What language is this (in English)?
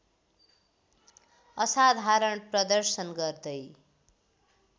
Nepali